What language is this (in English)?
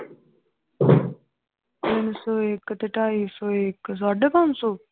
Punjabi